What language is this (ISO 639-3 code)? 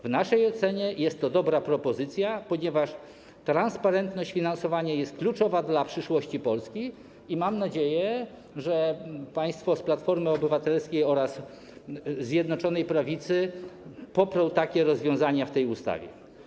pol